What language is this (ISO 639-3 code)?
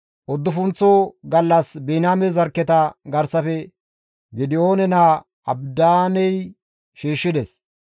gmv